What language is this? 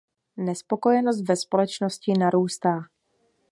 Czech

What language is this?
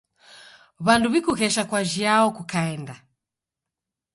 Taita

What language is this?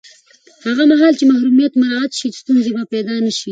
Pashto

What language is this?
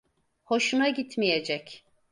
Turkish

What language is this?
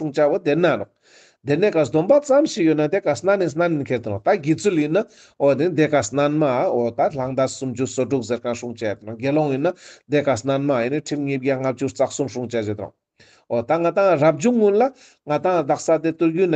Romanian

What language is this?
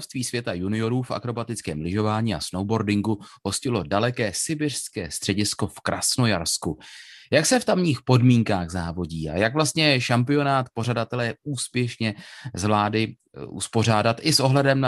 Czech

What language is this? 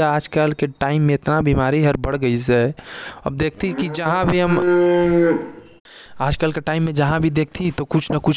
Korwa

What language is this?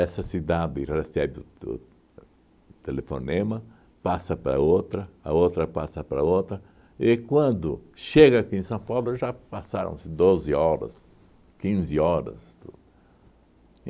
Portuguese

